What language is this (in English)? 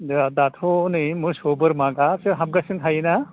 Bodo